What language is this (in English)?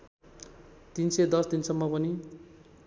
Nepali